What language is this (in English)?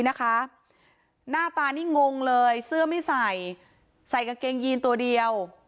Thai